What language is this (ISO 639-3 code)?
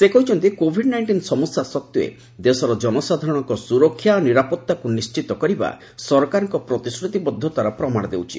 ori